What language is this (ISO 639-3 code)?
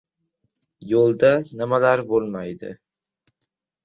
uzb